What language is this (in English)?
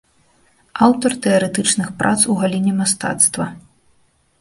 Belarusian